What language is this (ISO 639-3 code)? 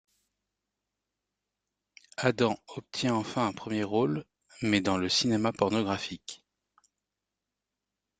fra